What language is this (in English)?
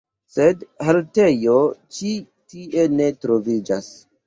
Esperanto